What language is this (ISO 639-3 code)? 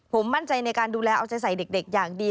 tha